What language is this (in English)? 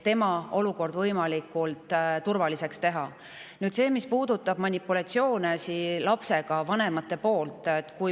Estonian